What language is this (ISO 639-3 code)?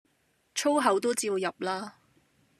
yue